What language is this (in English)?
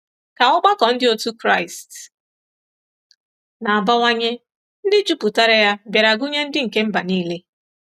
Igbo